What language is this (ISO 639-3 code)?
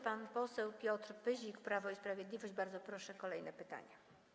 pol